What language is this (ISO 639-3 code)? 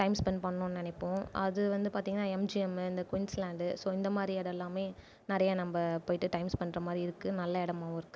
tam